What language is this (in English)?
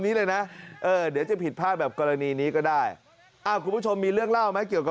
Thai